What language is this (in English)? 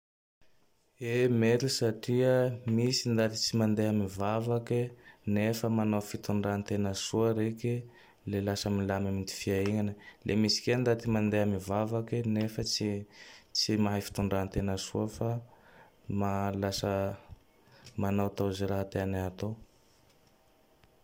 Tandroy-Mahafaly Malagasy